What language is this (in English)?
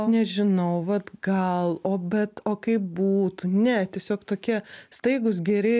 Lithuanian